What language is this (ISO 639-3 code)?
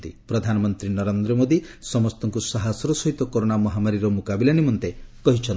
ori